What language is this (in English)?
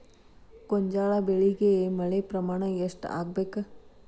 Kannada